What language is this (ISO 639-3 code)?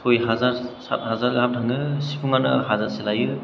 brx